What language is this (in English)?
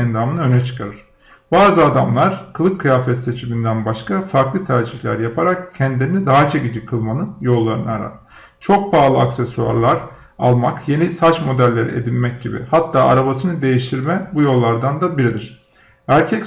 Turkish